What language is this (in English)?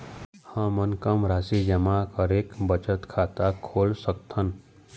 Chhattisgarhi